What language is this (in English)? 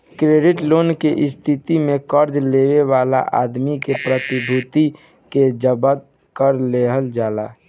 Bhojpuri